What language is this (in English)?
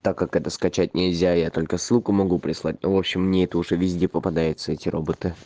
Russian